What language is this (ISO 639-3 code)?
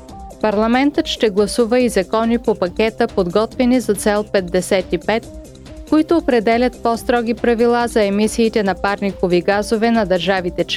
bul